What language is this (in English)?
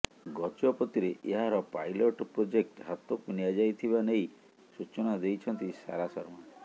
Odia